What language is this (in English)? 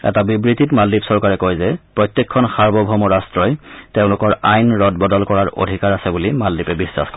Assamese